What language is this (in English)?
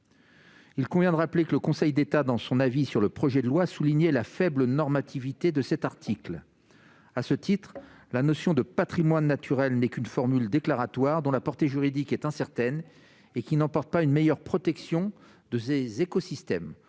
French